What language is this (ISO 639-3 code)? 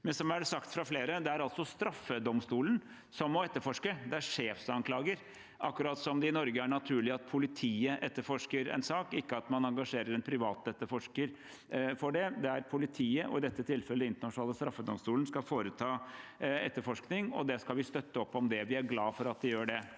nor